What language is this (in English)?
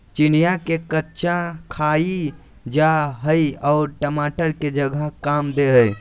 Magahi